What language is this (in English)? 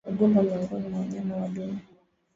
Swahili